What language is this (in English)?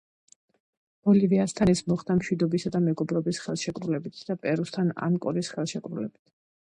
Georgian